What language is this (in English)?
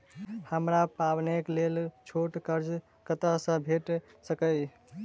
Maithili